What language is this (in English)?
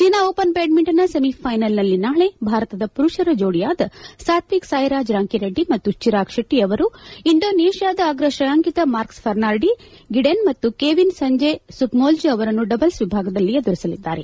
Kannada